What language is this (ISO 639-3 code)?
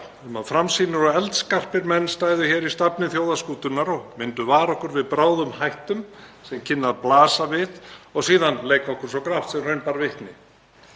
isl